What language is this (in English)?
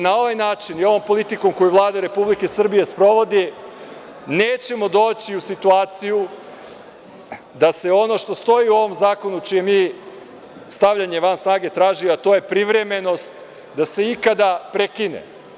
Serbian